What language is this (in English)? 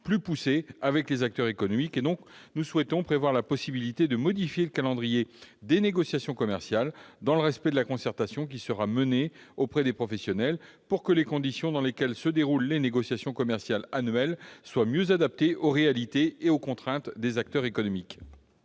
French